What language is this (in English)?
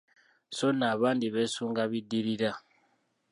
Ganda